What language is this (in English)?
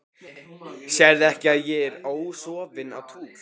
Icelandic